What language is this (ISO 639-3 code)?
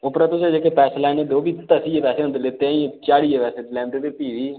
doi